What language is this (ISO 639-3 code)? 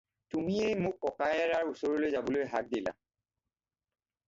asm